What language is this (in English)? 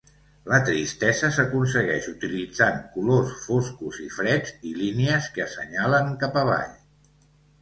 Catalan